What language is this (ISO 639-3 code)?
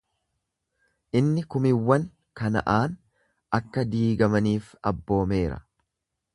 orm